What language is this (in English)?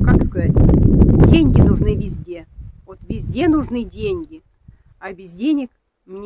Russian